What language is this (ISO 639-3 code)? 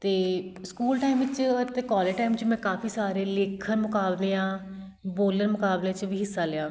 pan